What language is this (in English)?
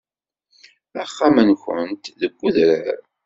Kabyle